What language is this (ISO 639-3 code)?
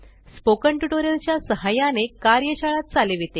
mar